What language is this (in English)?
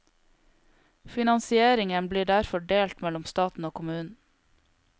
Norwegian